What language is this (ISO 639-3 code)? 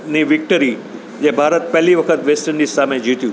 guj